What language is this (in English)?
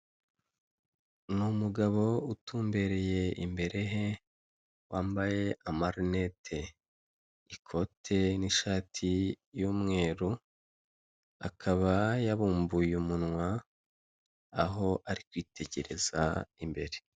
Kinyarwanda